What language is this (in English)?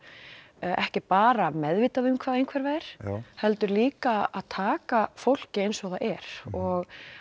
Icelandic